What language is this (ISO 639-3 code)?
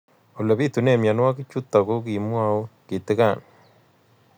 kln